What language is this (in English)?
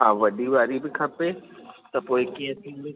Sindhi